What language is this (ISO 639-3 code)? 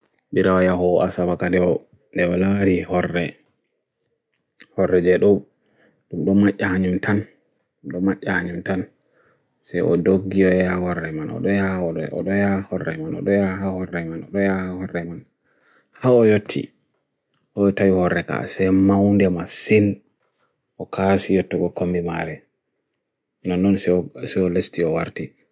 fui